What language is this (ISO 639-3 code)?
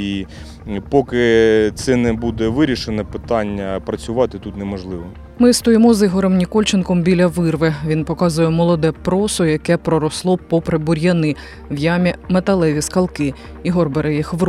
ukr